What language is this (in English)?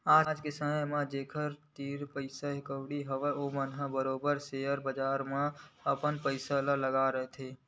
Chhattisgarhi